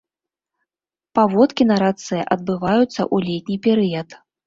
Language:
Belarusian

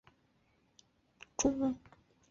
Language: Chinese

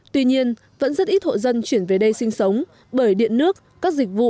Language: Vietnamese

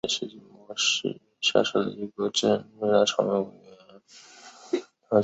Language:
Chinese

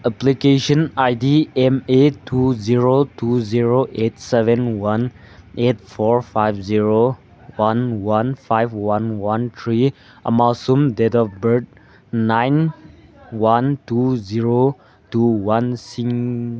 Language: Manipuri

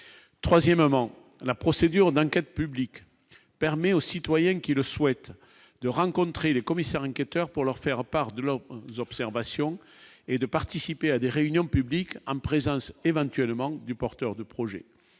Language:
French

